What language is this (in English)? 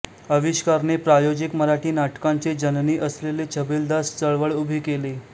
Marathi